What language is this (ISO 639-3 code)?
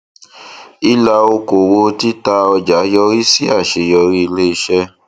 yor